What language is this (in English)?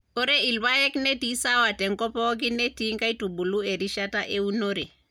Masai